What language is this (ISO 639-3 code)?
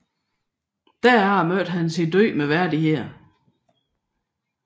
dan